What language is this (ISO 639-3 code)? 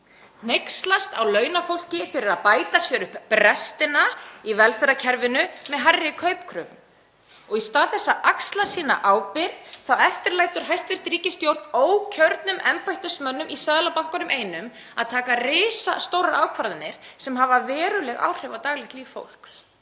isl